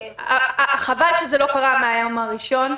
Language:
Hebrew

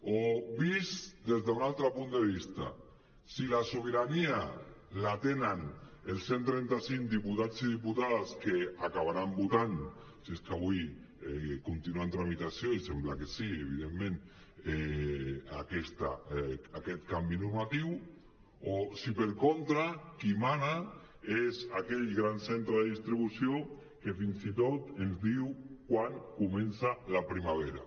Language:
Catalan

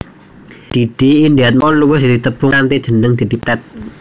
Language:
Javanese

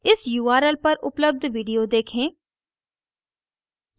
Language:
Hindi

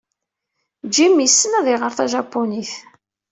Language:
Kabyle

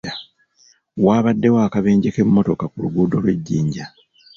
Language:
Ganda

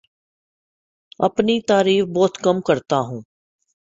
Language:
Urdu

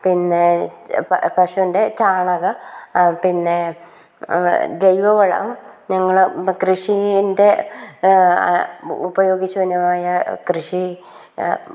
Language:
Malayalam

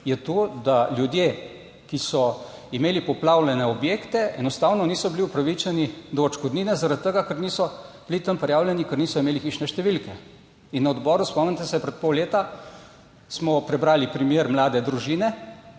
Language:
Slovenian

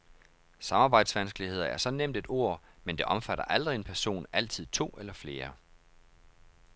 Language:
Danish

